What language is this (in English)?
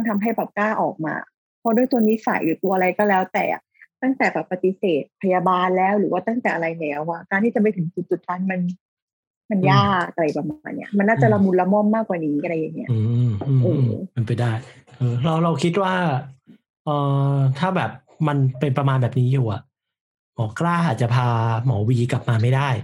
Thai